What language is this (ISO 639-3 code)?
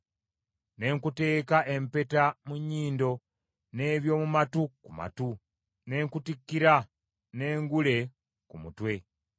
lug